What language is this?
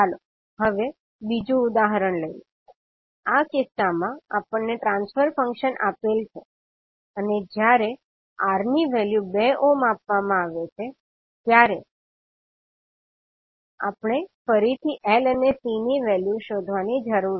Gujarati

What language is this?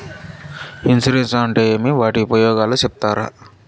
Telugu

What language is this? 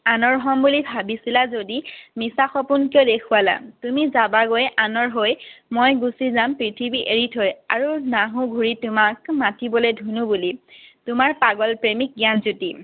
Assamese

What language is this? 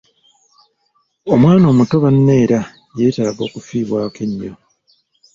Ganda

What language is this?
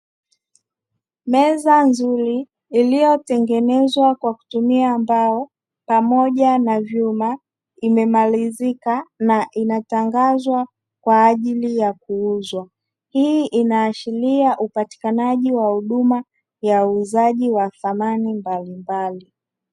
Swahili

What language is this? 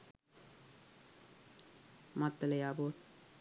Sinhala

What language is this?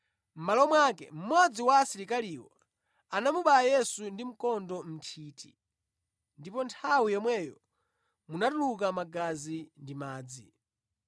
Nyanja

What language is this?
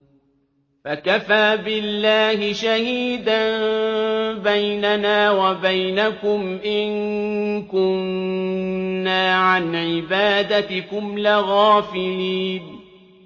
Arabic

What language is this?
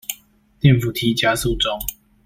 Chinese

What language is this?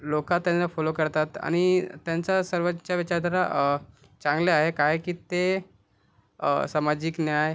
Marathi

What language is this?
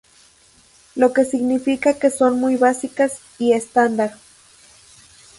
Spanish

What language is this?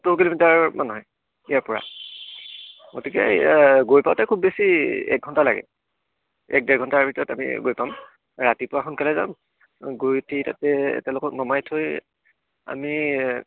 Assamese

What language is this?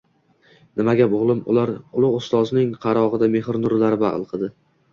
Uzbek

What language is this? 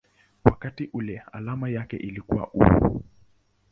Swahili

